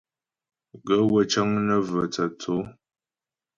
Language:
Ghomala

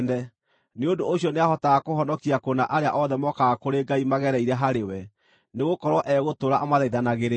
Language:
Kikuyu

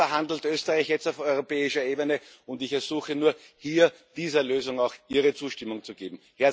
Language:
German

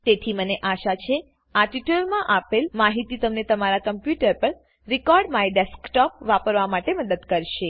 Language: Gujarati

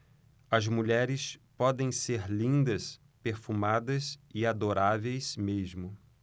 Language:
Portuguese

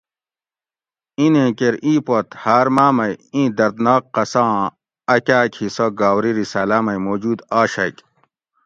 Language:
Gawri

